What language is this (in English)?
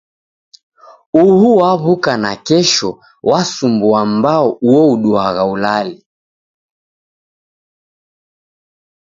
Taita